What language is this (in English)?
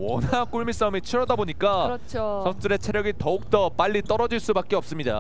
Korean